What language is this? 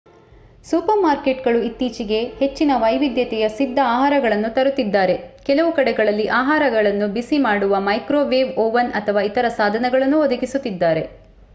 Kannada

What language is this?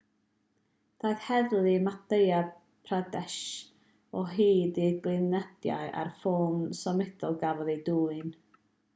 Welsh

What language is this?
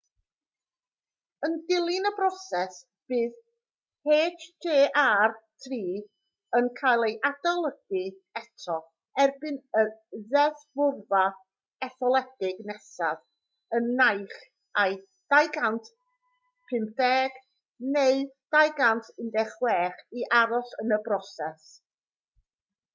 Welsh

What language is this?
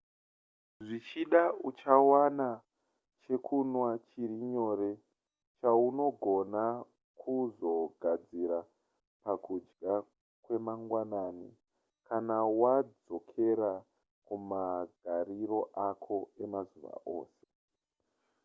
Shona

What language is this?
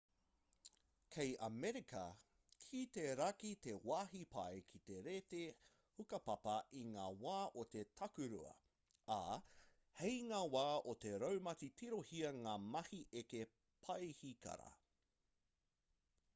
Māori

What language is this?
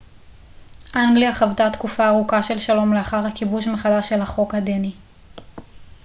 Hebrew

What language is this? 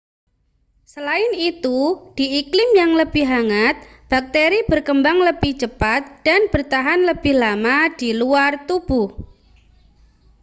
Indonesian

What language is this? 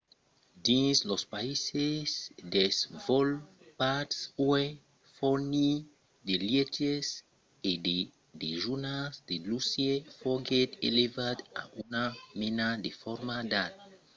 Occitan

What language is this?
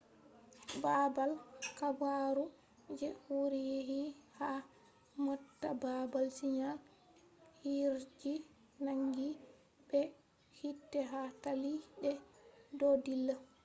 Fula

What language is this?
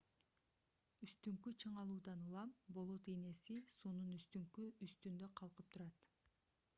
Kyrgyz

